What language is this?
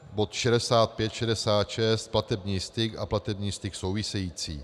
Czech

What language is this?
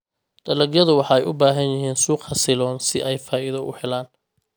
Somali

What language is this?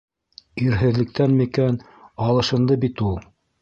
Bashkir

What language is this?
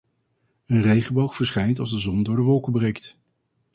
Dutch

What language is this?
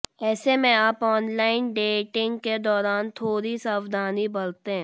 Hindi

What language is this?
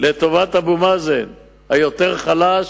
Hebrew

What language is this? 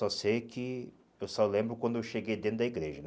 Portuguese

